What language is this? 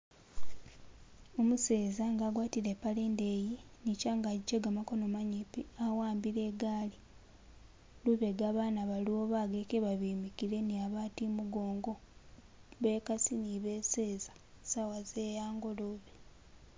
Masaaba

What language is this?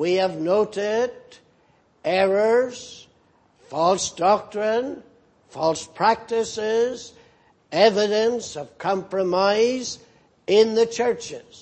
English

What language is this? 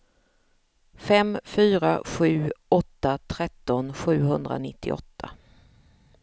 Swedish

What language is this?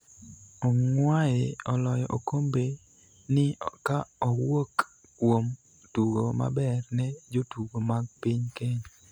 Luo (Kenya and Tanzania)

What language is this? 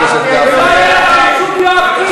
Hebrew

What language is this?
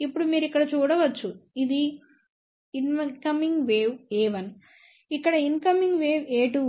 Telugu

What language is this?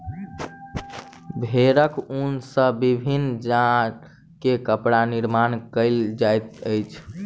Maithili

